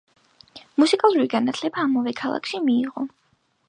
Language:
Georgian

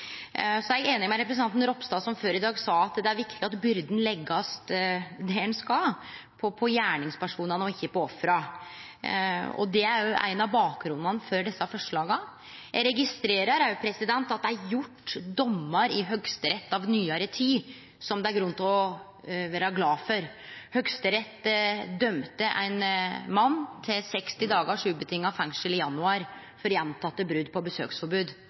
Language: Norwegian Nynorsk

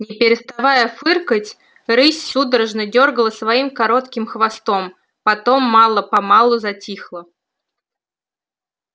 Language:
Russian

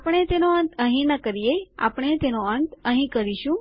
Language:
Gujarati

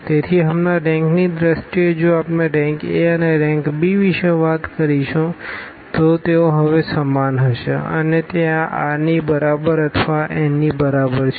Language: Gujarati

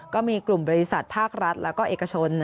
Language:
Thai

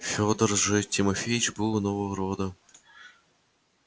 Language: Russian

